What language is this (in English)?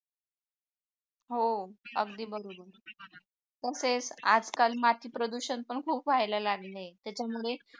Marathi